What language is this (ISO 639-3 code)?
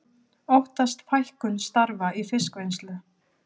isl